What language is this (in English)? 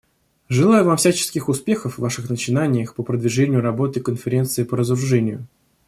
Russian